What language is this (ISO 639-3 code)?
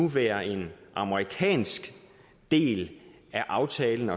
dan